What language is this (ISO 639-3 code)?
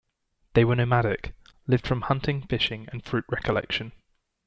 eng